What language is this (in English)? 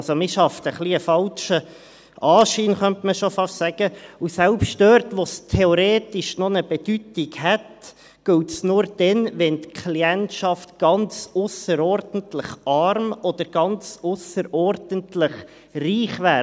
Swiss German